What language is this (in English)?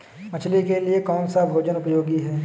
Hindi